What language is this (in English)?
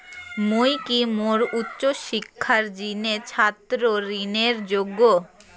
Bangla